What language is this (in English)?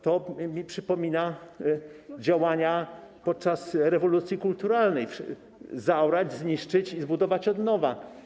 Polish